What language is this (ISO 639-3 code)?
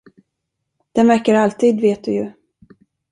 swe